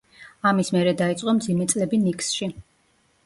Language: Georgian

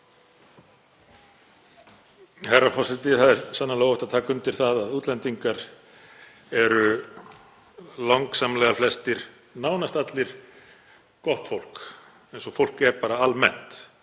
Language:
Icelandic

